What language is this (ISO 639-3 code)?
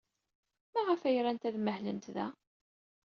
kab